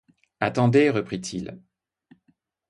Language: French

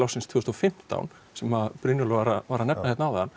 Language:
Icelandic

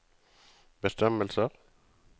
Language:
Norwegian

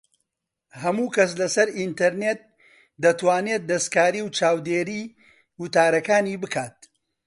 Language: Central Kurdish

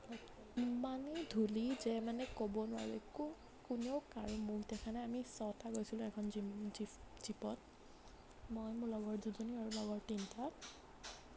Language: Assamese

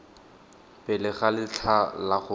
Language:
Tswana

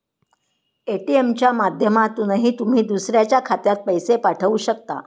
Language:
Marathi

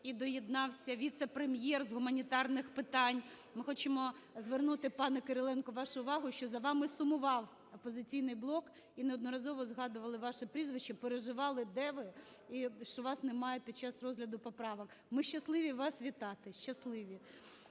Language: Ukrainian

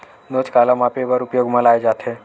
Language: Chhattisgarhi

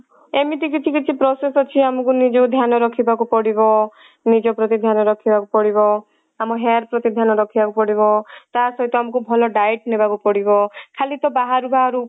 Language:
Odia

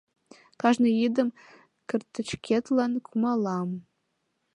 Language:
Mari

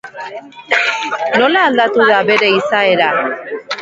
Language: Basque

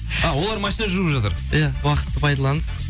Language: Kazakh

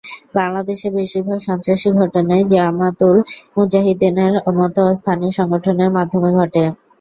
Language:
Bangla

